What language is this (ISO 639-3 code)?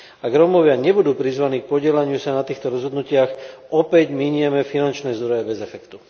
slk